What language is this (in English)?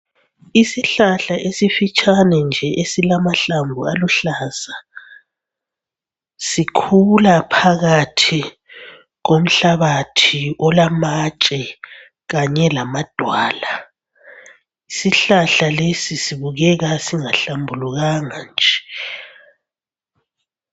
North Ndebele